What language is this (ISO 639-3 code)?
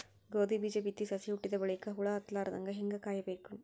kan